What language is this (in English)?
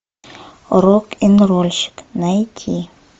Russian